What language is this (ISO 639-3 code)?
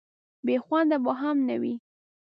pus